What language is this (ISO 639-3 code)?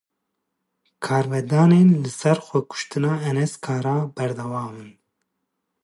kur